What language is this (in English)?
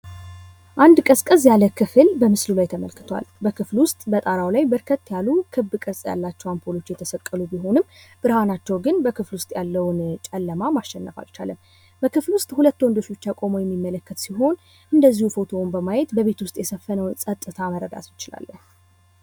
Amharic